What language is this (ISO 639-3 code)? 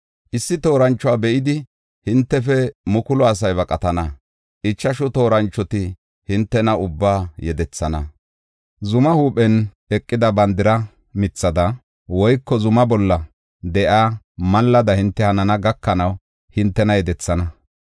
gof